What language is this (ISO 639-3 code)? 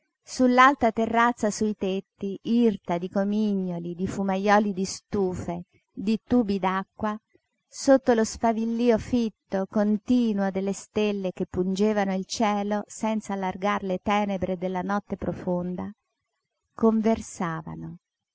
ita